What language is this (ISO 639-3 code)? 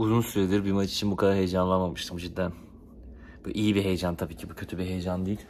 tur